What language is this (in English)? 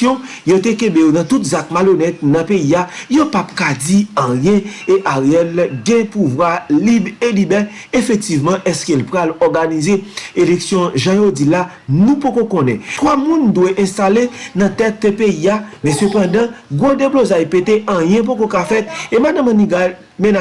French